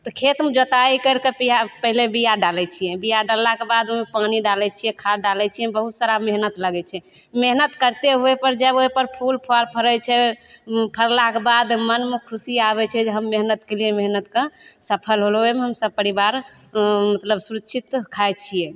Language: Maithili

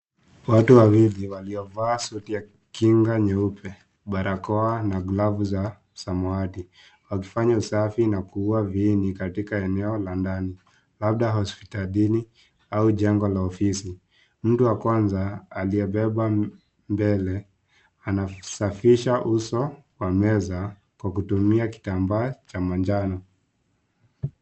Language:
Swahili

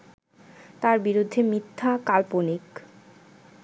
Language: Bangla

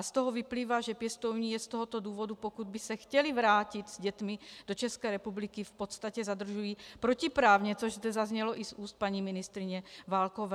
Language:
Czech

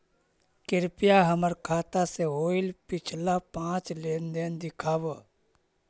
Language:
Magahi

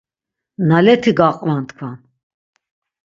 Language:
Laz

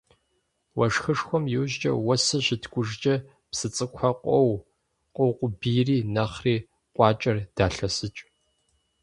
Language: Kabardian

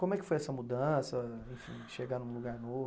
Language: Portuguese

